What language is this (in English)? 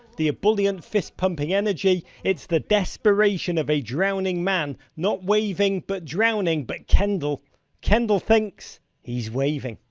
English